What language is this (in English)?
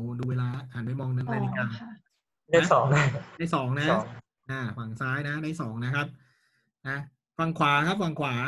Thai